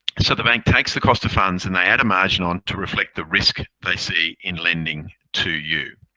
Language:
English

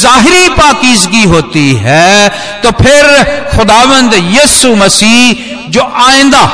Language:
Hindi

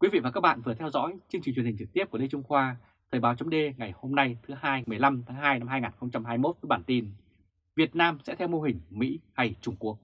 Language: Vietnamese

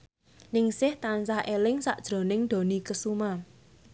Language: Javanese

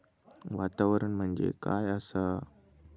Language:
Marathi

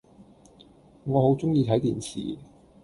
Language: Cantonese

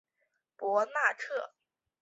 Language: Chinese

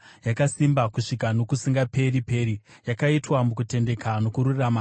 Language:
Shona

